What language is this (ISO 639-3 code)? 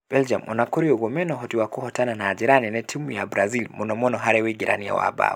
kik